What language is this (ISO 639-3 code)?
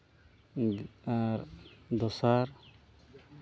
sat